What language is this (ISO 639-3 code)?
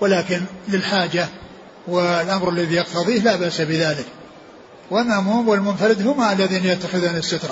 ara